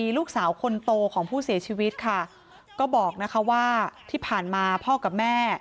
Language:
Thai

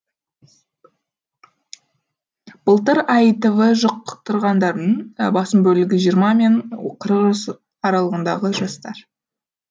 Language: Kazakh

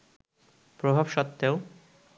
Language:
Bangla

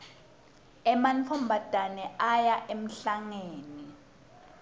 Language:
Swati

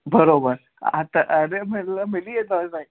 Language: Sindhi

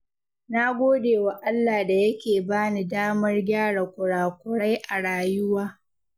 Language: Hausa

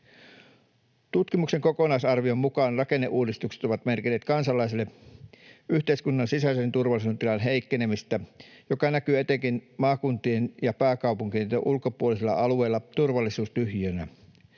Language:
Finnish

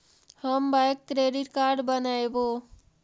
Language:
Magahi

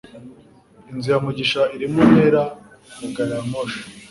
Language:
Kinyarwanda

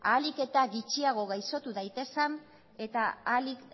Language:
Basque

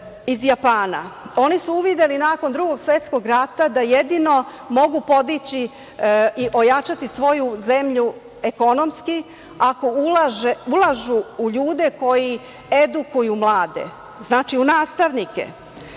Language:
Serbian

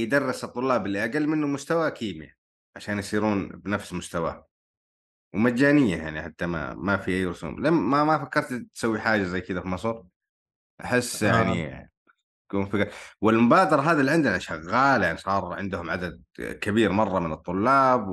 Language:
Arabic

